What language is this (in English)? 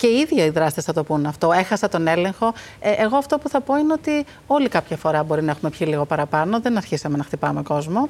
Greek